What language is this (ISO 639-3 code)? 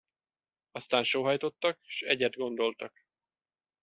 hun